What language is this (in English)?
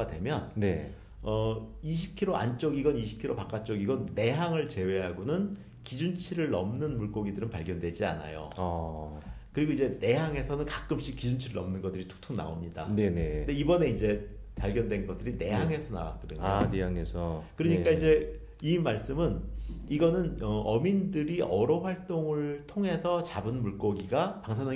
Korean